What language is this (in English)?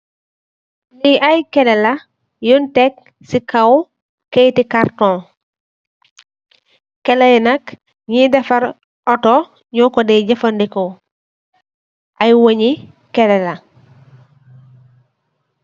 Wolof